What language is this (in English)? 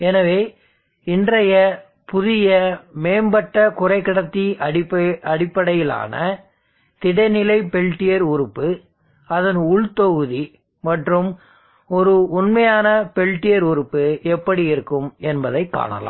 Tamil